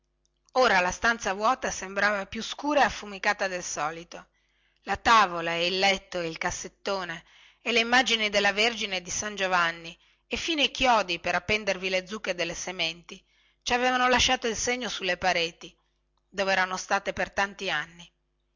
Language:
Italian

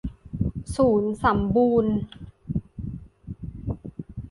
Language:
Thai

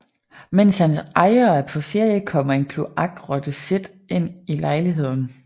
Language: Danish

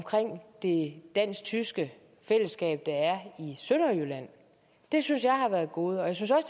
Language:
Danish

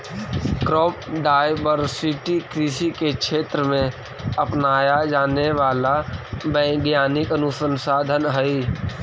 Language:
Magahi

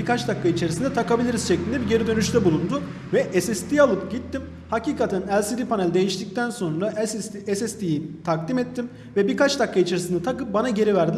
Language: Turkish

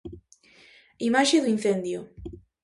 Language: Galician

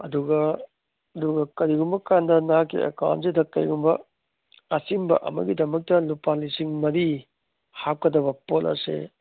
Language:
Manipuri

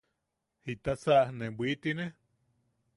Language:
Yaqui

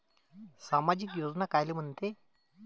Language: Marathi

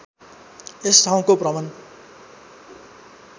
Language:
Nepali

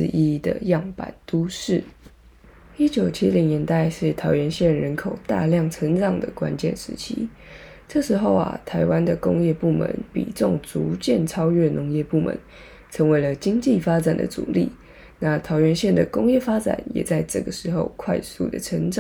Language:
Chinese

